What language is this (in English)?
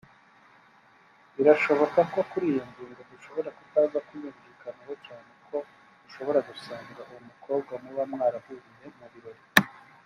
Kinyarwanda